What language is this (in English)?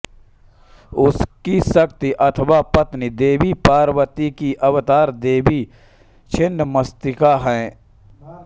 Hindi